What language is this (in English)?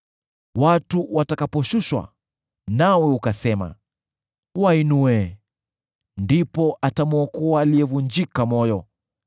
Swahili